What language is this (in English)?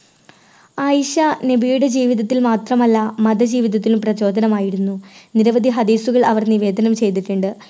Malayalam